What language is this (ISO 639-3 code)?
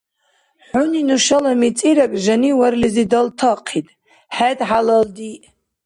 dar